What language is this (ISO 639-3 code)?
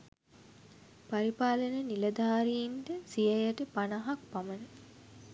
sin